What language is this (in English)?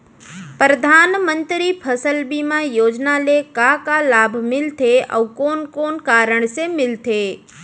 Chhattisgarhi